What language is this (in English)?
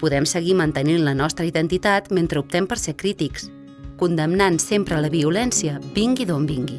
Catalan